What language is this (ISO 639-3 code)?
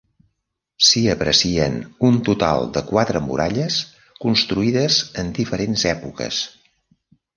cat